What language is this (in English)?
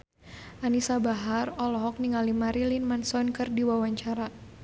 Sundanese